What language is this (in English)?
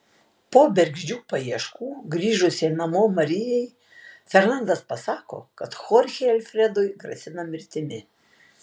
Lithuanian